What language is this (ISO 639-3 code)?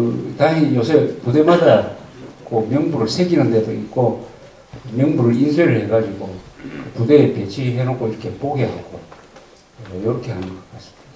kor